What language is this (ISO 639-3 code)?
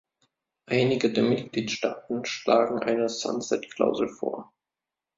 deu